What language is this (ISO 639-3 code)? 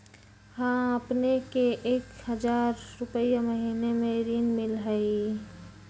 mag